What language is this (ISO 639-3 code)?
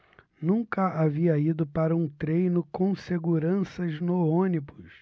por